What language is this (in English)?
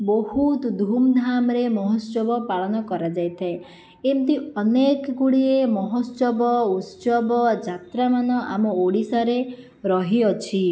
Odia